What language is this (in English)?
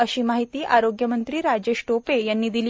Marathi